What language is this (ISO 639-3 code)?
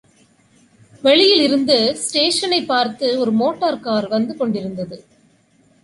tam